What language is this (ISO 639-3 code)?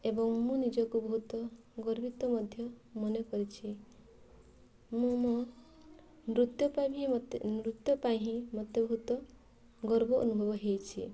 ori